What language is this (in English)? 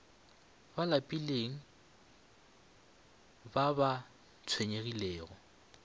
Northern Sotho